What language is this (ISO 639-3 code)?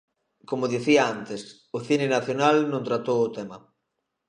glg